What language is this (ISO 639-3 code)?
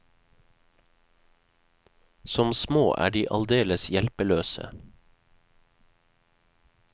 nor